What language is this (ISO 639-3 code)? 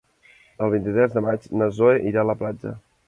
cat